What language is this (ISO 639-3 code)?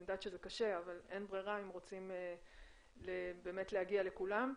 heb